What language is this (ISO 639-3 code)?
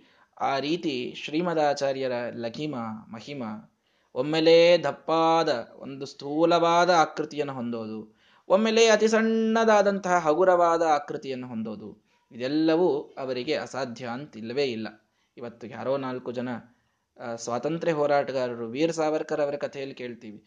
kan